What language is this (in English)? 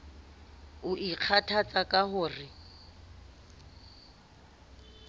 Southern Sotho